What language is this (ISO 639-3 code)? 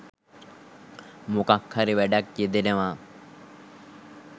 sin